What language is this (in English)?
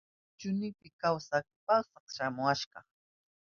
Southern Pastaza Quechua